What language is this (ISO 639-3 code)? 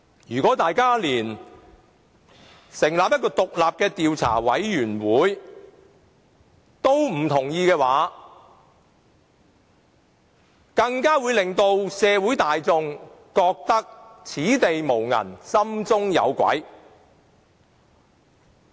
yue